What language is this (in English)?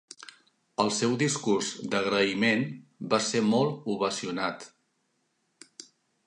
Catalan